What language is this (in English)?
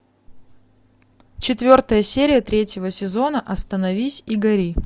Russian